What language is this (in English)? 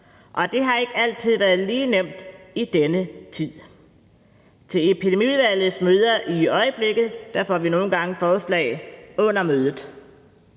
Danish